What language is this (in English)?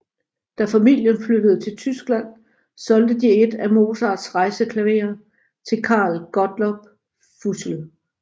Danish